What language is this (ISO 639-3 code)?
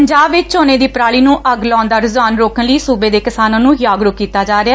pan